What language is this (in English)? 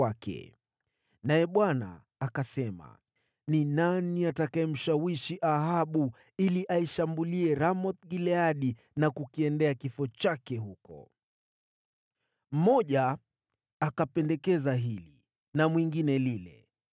Swahili